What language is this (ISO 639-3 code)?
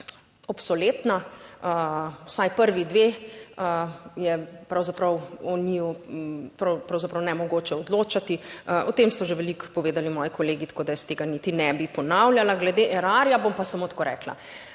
slv